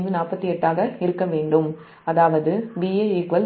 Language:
Tamil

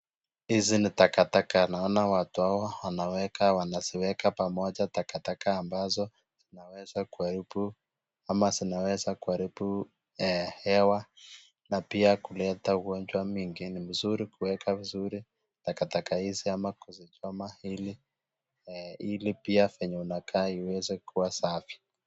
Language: Swahili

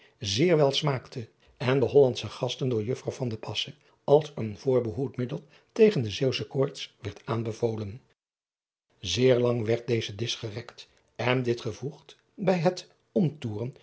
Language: Dutch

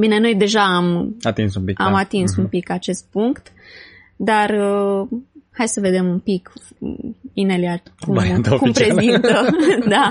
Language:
Romanian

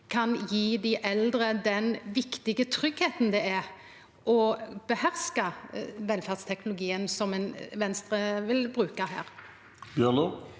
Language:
Norwegian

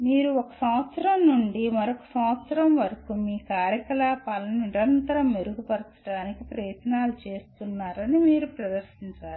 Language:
Telugu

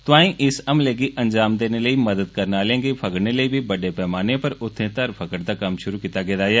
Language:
Dogri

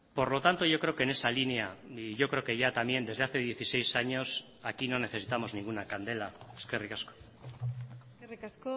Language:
Spanish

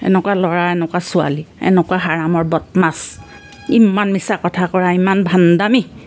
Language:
Assamese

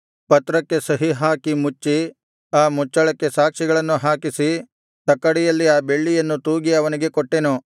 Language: Kannada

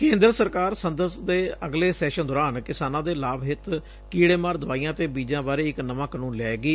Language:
Punjabi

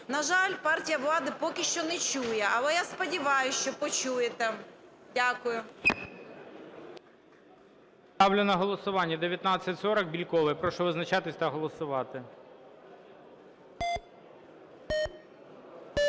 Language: Ukrainian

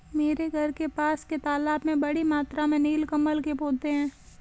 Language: Hindi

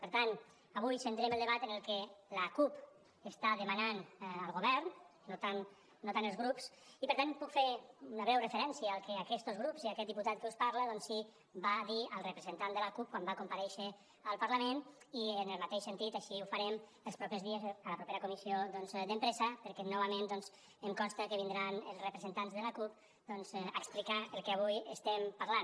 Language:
Catalan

